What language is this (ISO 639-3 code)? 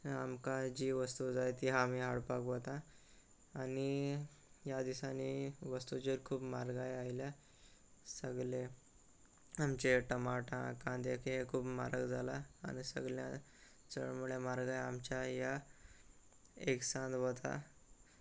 kok